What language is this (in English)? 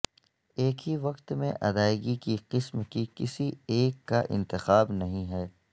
Urdu